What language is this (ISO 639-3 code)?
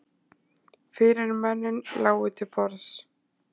isl